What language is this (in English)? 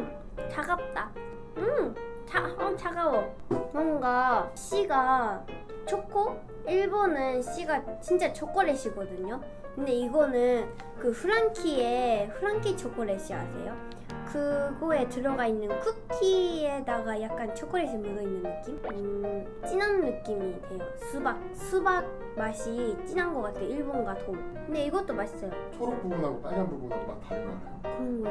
Korean